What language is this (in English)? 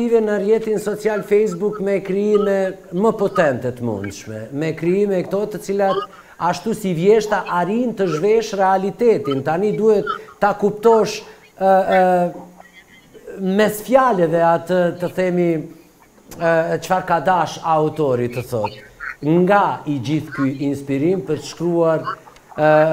Portuguese